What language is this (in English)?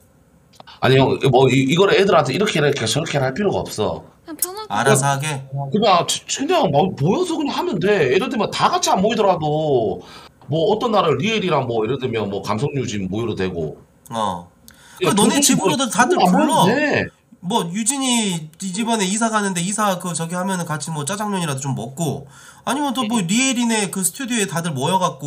Korean